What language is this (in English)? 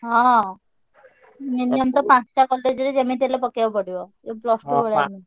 Odia